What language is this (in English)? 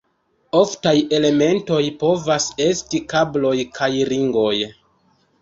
Esperanto